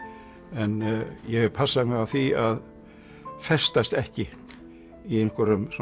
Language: Icelandic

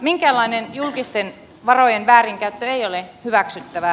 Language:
Finnish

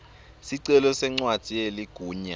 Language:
Swati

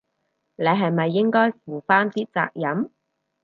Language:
Cantonese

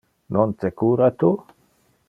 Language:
Interlingua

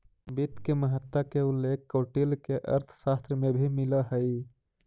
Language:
Magahi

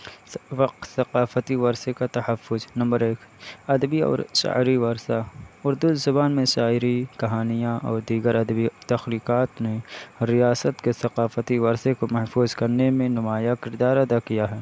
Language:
Urdu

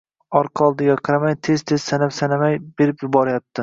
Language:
Uzbek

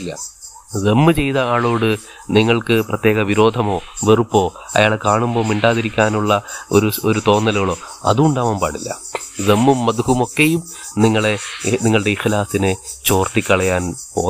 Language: Malayalam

